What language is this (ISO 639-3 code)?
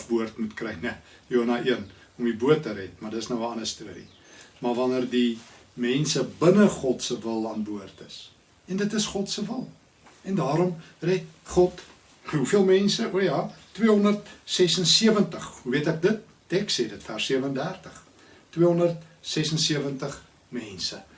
nld